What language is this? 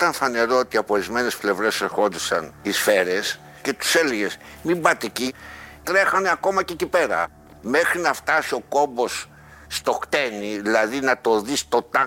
Greek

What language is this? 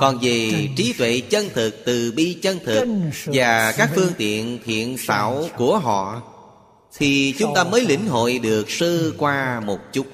Vietnamese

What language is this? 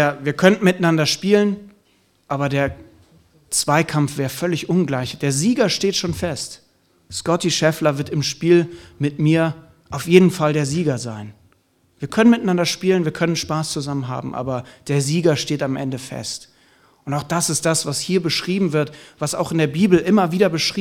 German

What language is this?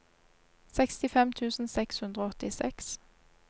Norwegian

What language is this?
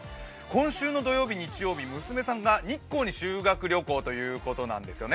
Japanese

